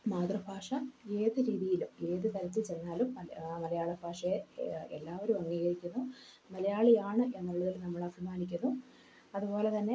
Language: Malayalam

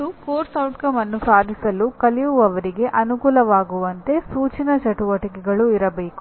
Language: Kannada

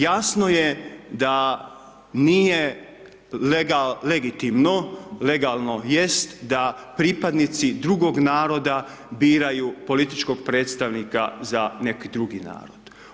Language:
Croatian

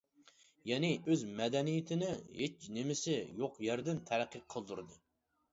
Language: Uyghur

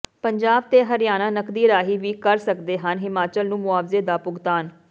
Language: Punjabi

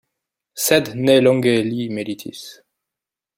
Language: Esperanto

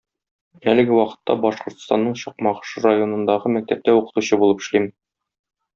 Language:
Tatar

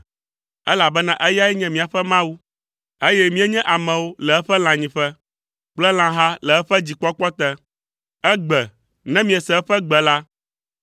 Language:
Ewe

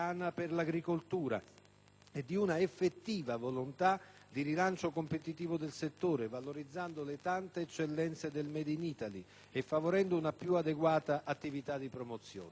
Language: Italian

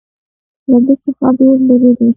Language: Pashto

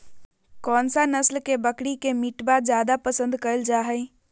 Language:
Magahi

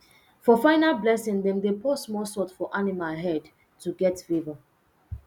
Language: Nigerian Pidgin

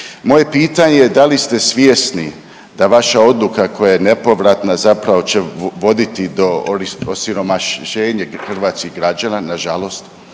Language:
Croatian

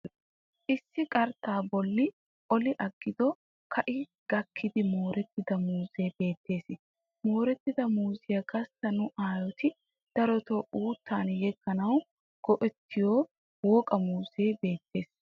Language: Wolaytta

